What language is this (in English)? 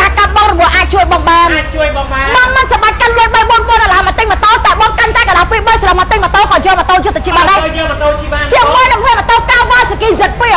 Thai